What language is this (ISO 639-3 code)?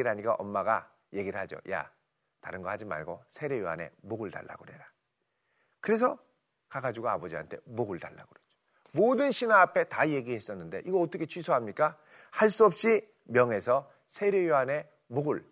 kor